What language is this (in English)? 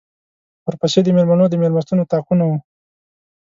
Pashto